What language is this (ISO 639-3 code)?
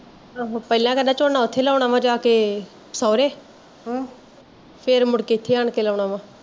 pan